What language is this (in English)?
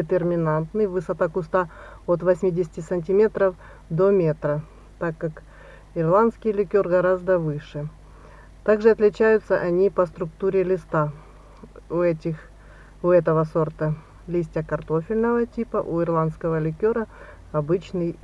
Russian